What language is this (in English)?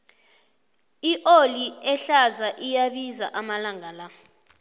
South Ndebele